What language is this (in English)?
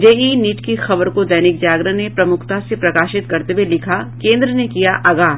Hindi